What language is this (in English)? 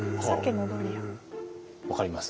Japanese